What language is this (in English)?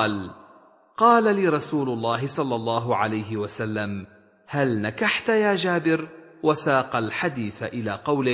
Arabic